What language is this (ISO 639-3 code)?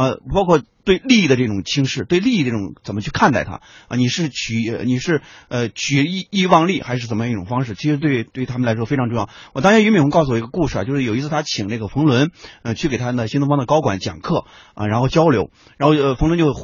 zho